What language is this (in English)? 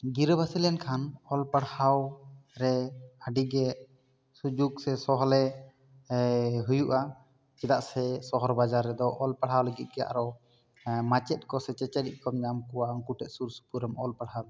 Santali